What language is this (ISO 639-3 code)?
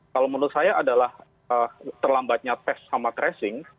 ind